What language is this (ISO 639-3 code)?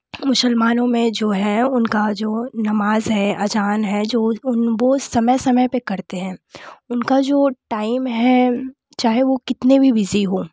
hin